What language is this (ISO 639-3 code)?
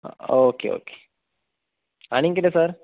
kok